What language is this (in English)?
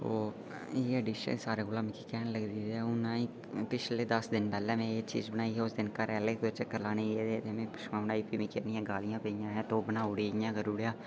Dogri